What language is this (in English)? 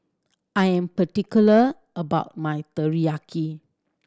English